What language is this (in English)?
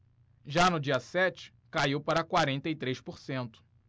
Portuguese